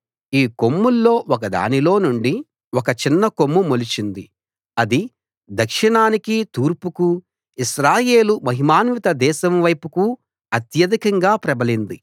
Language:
Telugu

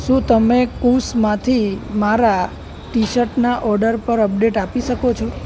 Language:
Gujarati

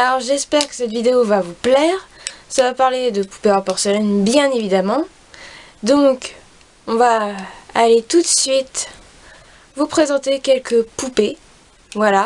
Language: French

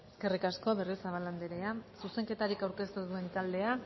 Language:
Basque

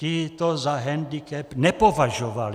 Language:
Czech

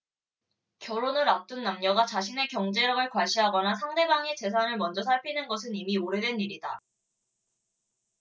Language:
Korean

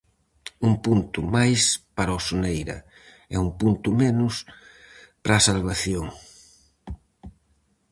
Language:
Galician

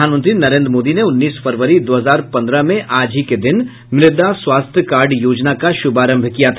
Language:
Hindi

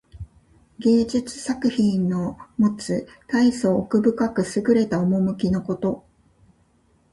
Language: Japanese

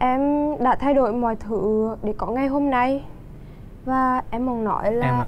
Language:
Vietnamese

